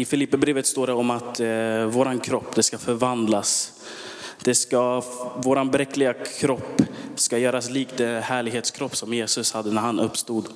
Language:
Swedish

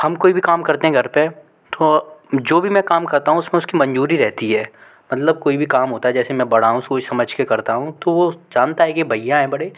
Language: Hindi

